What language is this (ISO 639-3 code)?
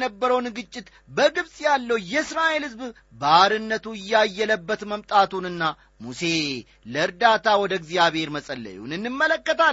amh